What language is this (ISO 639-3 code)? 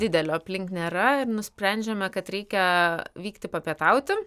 lit